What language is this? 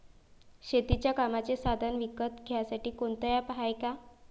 Marathi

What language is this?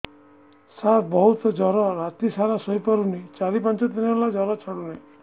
Odia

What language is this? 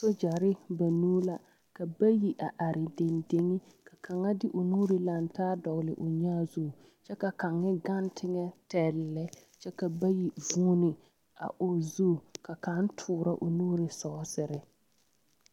Southern Dagaare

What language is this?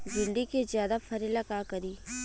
Bhojpuri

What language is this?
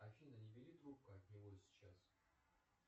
Russian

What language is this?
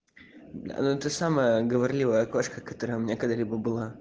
Russian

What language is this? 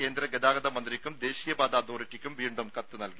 Malayalam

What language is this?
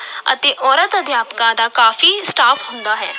Punjabi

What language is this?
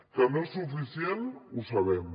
Catalan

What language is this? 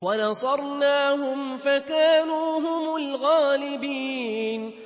Arabic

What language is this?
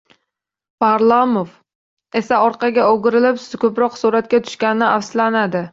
Uzbek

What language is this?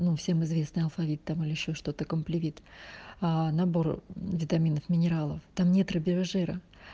Russian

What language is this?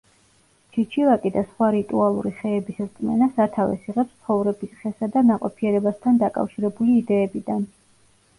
Georgian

